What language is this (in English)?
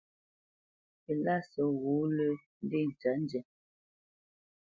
Bamenyam